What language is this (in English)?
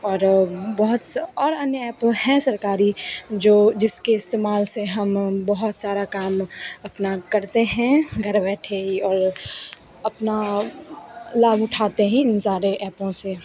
Hindi